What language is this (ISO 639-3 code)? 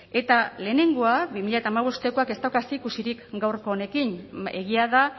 eus